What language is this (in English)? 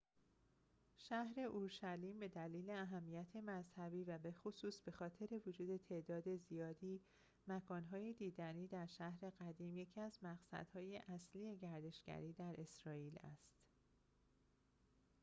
Persian